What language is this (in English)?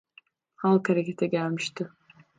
Turkish